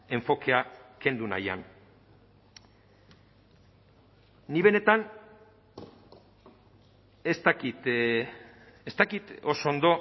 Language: Basque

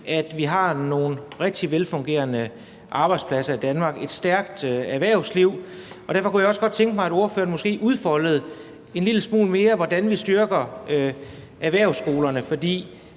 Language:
Danish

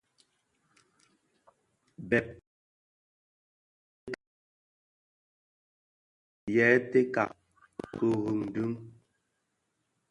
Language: Bafia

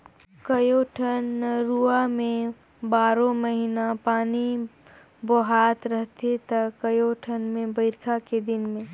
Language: Chhattisgarhi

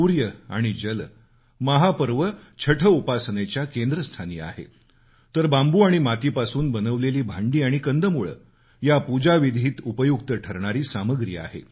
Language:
Marathi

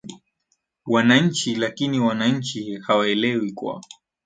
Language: Swahili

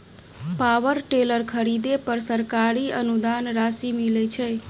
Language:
Maithili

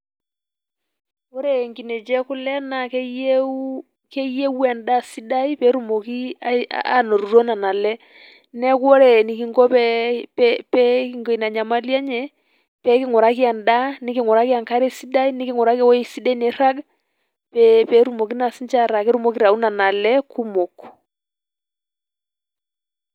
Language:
Masai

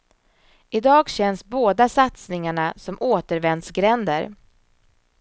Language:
Swedish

